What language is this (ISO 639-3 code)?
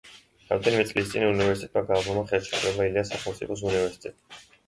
kat